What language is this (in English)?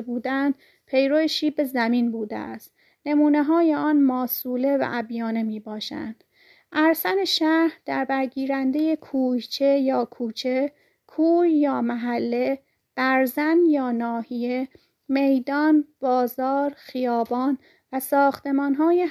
Persian